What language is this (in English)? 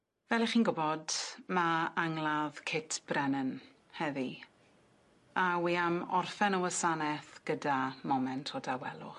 Welsh